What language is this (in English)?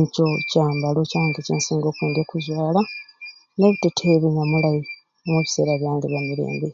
Ruuli